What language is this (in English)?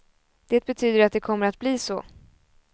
Swedish